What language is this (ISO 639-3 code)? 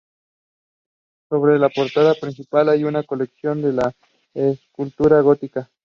spa